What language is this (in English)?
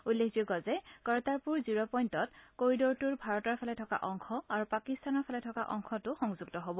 Assamese